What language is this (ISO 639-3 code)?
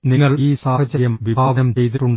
mal